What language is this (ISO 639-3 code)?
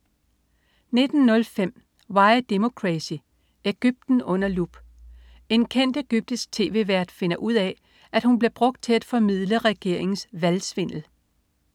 dan